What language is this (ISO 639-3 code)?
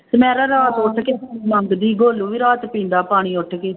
pan